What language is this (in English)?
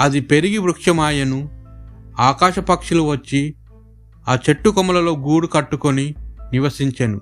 Telugu